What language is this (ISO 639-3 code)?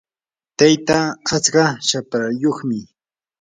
qur